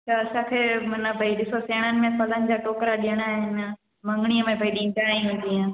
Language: Sindhi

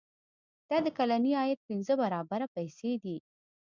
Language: Pashto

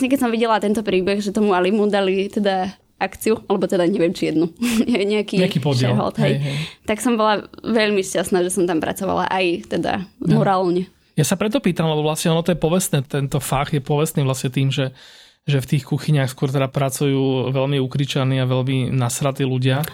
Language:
Slovak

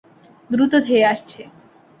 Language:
Bangla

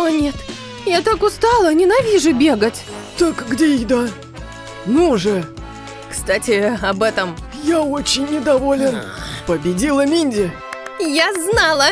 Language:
Russian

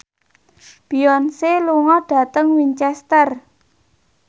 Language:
Javanese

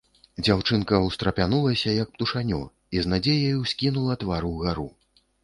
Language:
Belarusian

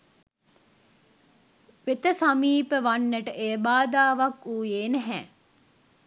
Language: Sinhala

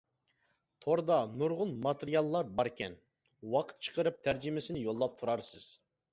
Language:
Uyghur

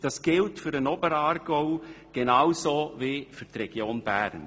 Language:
Swiss German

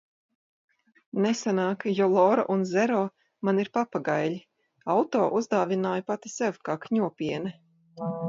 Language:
Latvian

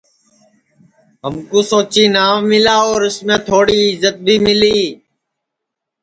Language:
Sansi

